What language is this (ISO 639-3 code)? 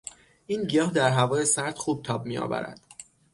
fas